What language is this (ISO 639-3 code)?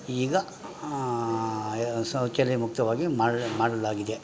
kan